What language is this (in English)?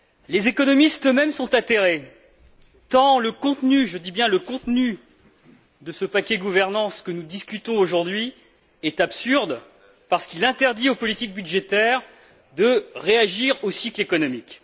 French